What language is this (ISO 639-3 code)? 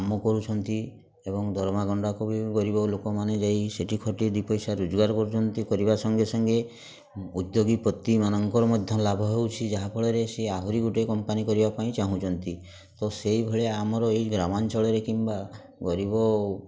ori